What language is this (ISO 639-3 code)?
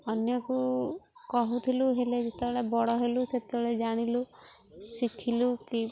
ori